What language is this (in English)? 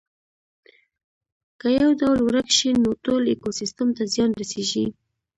Pashto